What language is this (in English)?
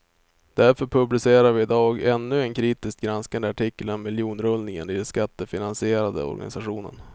Swedish